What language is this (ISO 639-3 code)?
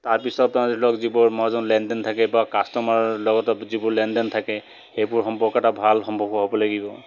asm